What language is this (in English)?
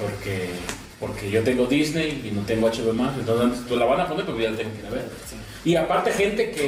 Spanish